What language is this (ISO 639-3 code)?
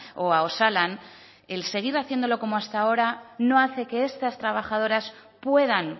spa